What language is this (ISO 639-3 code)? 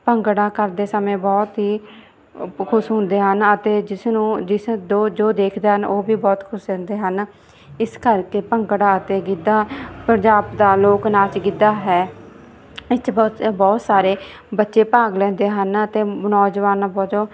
pan